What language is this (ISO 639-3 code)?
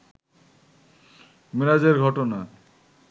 ben